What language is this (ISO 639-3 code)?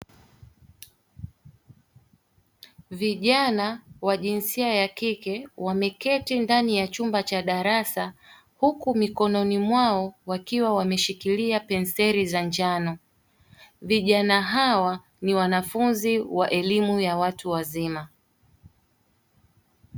swa